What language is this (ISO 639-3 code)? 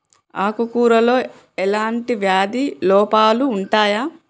tel